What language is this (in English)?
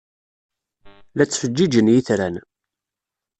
Kabyle